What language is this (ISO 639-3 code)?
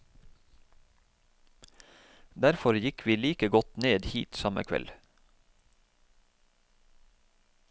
nor